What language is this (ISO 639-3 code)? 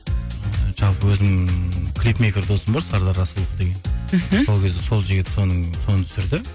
kaz